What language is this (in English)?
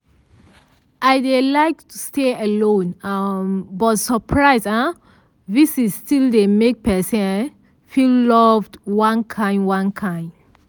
Nigerian Pidgin